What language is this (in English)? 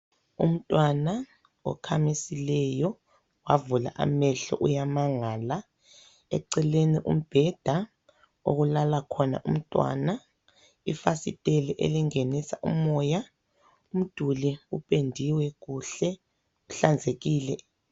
North Ndebele